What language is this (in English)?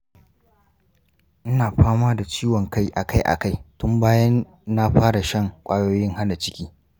Hausa